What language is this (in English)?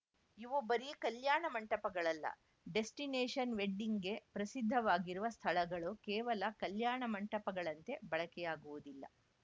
Kannada